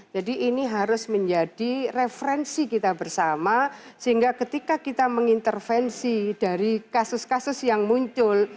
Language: Indonesian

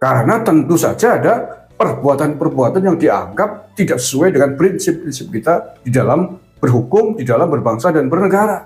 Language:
Indonesian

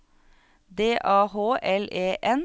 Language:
Norwegian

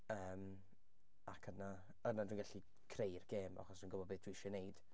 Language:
Welsh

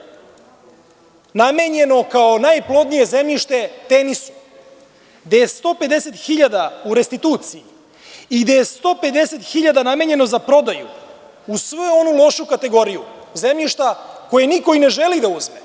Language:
Serbian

